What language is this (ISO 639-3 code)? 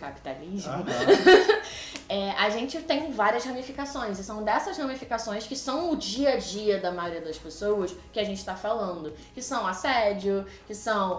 por